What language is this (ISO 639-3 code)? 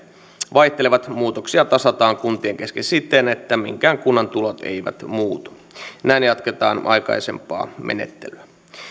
fin